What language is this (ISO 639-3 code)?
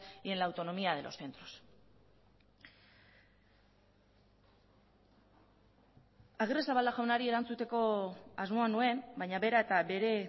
eus